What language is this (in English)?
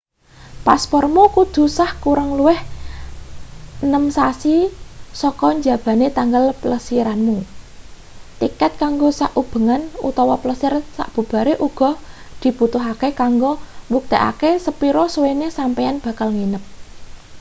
Javanese